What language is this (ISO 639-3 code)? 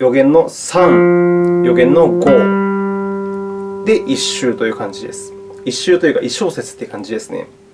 jpn